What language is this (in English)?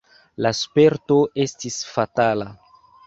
Esperanto